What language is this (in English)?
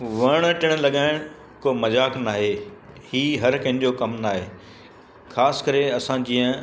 Sindhi